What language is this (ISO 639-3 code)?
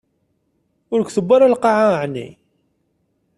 kab